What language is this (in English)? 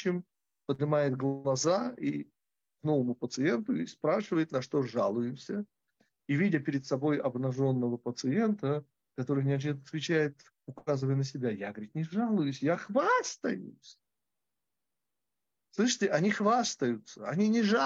Russian